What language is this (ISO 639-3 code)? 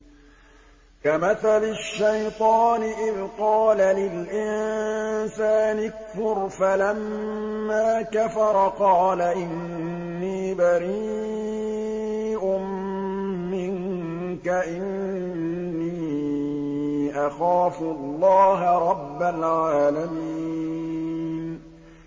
ara